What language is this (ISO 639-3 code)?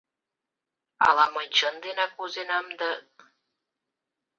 chm